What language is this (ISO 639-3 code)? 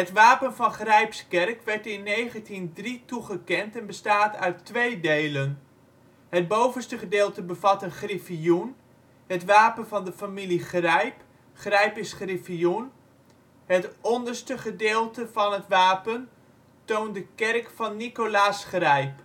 nld